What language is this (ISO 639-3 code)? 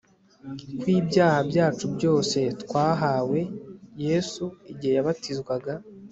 kin